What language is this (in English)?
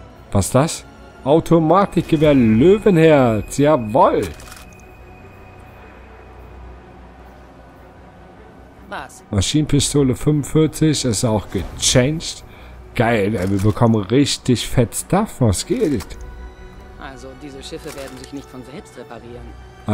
German